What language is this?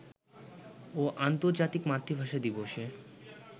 Bangla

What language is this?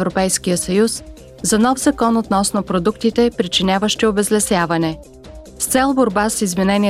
Bulgarian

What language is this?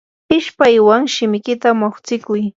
Yanahuanca Pasco Quechua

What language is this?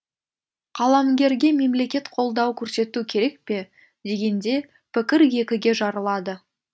Kazakh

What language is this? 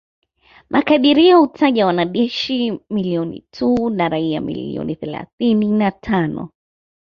Swahili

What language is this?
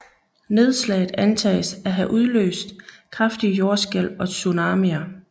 Danish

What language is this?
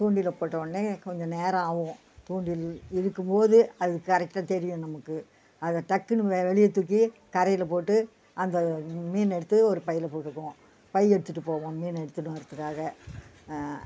Tamil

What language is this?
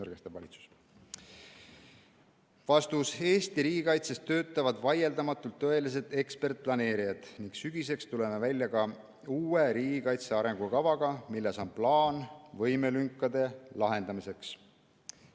Estonian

